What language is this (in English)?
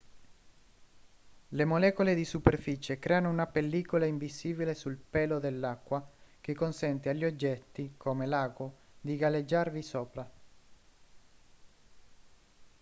Italian